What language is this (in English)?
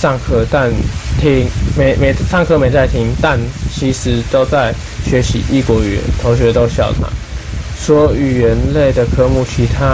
Chinese